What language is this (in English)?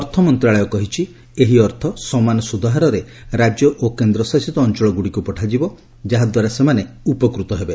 Odia